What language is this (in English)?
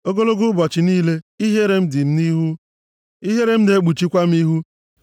Igbo